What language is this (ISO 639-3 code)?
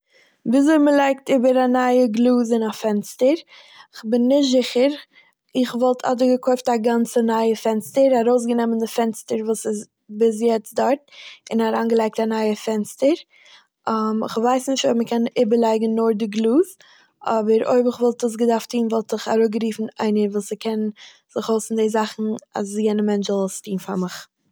yid